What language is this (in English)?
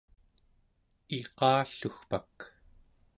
Central Yupik